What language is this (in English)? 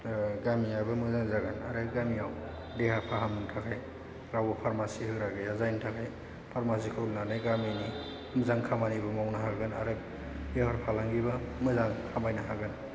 Bodo